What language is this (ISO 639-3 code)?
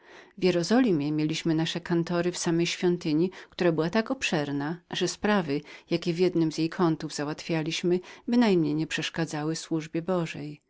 pol